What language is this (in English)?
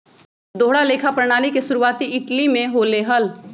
Magahi